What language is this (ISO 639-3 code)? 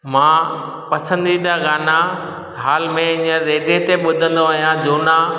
snd